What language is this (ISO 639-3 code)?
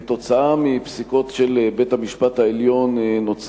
heb